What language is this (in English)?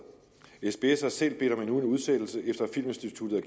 Danish